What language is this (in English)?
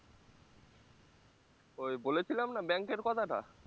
Bangla